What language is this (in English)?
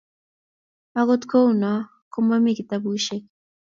Kalenjin